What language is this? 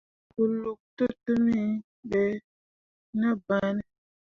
Mundang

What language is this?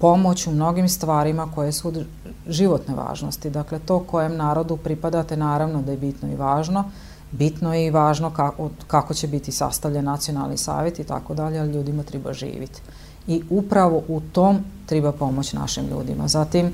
Croatian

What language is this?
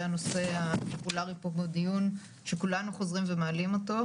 Hebrew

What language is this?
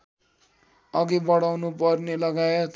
Nepali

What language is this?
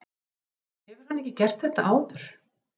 Icelandic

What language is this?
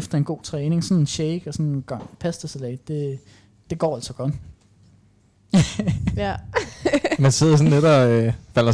Danish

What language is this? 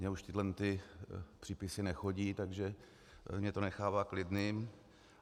Czech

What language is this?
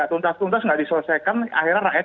Indonesian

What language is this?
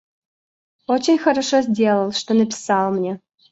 Russian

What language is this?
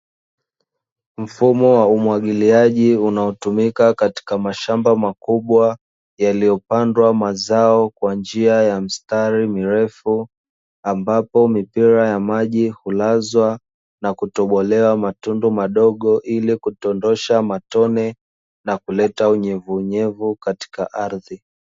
Swahili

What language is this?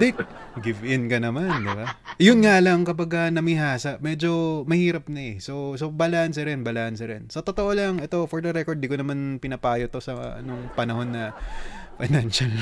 Filipino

